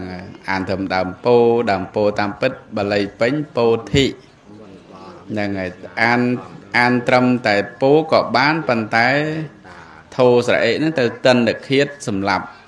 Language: Thai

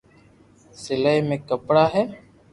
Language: Loarki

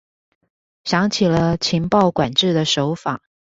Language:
Chinese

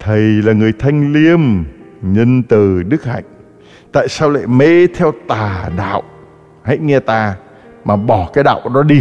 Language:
Vietnamese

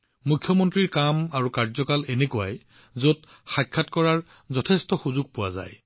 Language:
Assamese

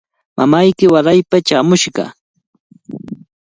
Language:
Cajatambo North Lima Quechua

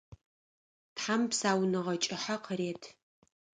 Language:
Adyghe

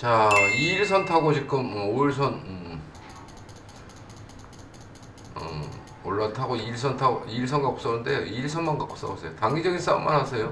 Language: Korean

